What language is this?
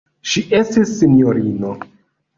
Esperanto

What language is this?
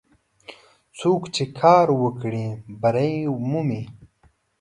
Pashto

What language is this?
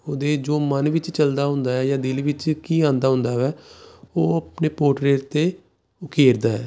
Punjabi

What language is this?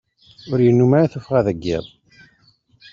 Kabyle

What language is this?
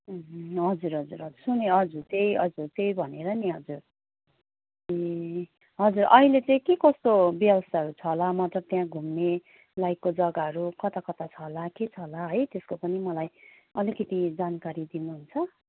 Nepali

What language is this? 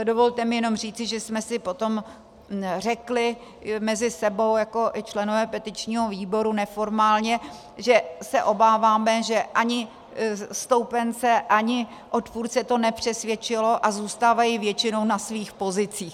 Czech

